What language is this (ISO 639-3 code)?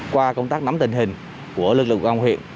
vie